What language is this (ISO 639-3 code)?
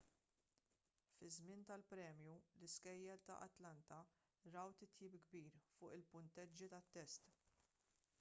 mlt